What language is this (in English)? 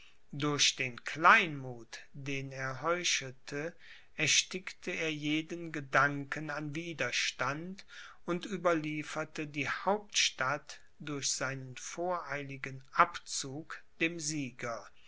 German